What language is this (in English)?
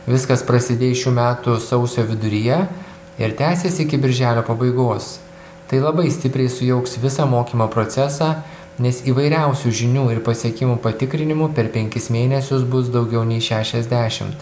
Lithuanian